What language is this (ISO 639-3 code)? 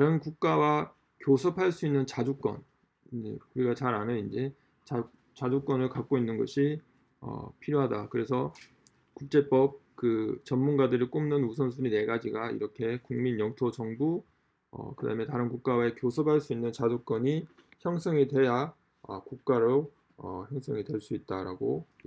kor